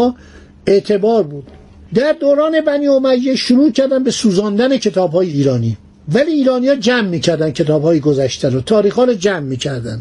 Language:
Persian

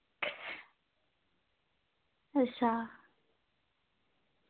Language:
Dogri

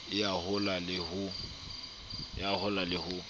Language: Southern Sotho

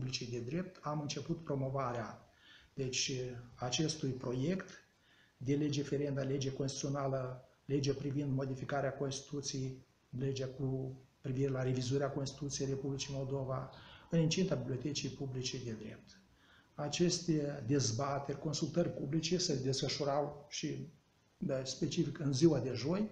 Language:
Romanian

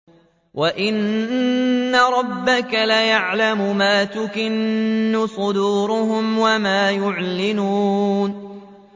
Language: Arabic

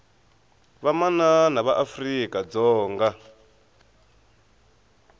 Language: Tsonga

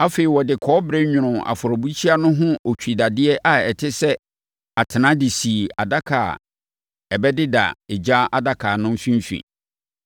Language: Akan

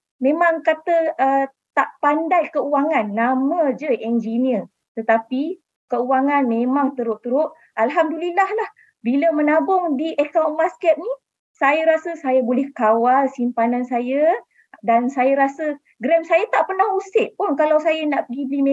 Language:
Malay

